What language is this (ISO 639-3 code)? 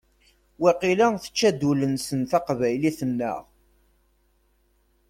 kab